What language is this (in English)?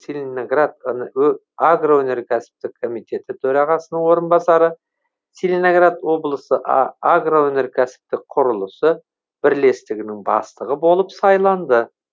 Kazakh